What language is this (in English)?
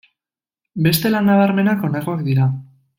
Basque